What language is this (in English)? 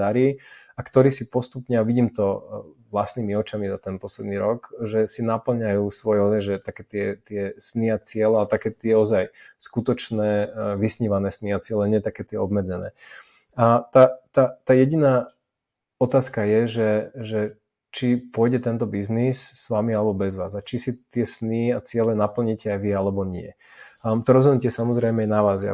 Slovak